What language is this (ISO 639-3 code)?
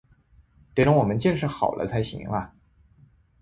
zho